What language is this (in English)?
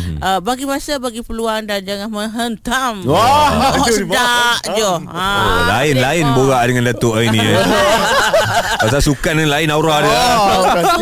Malay